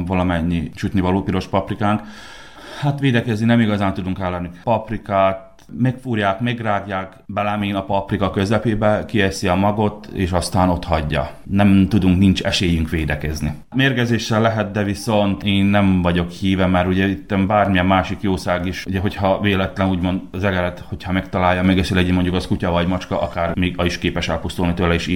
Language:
Hungarian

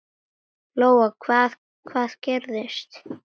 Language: Icelandic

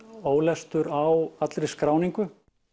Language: Icelandic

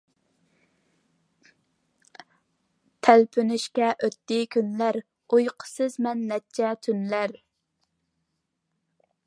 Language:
Uyghur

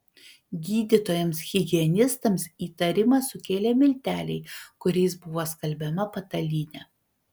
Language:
Lithuanian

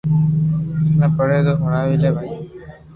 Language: Loarki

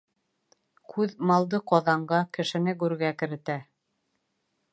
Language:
Bashkir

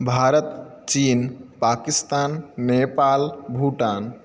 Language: Sanskrit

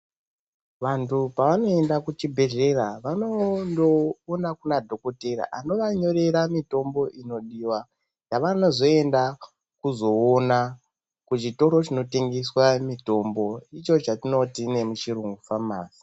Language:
Ndau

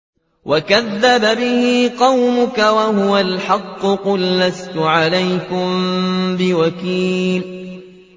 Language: Arabic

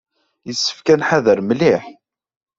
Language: Kabyle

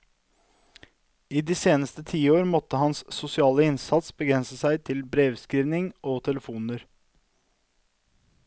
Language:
Norwegian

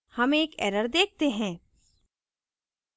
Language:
Hindi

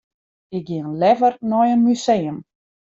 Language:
Western Frisian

